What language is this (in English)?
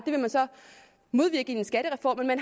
Danish